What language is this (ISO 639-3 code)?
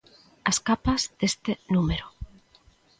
glg